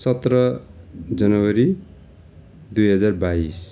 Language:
Nepali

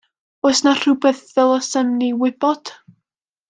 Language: Welsh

